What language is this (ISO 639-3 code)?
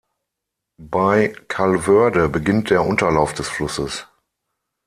deu